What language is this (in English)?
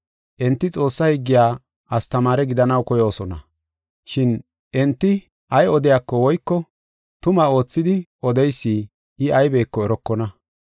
Gofa